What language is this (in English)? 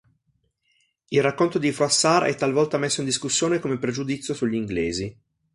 Italian